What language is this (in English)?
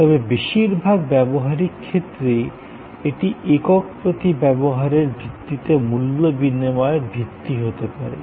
Bangla